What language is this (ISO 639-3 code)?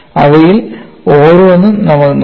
mal